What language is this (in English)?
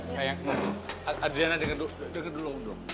Indonesian